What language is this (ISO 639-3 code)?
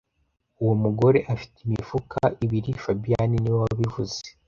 kin